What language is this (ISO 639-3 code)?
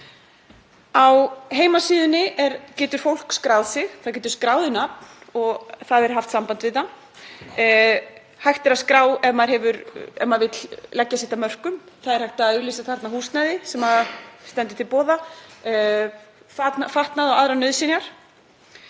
isl